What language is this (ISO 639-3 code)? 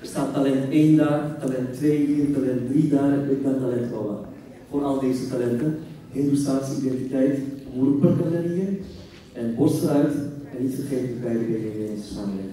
nld